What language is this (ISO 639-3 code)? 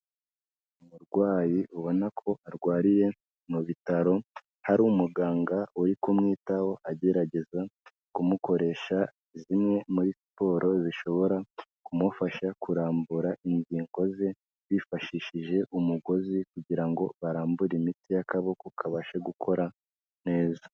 kin